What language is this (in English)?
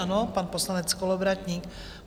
Czech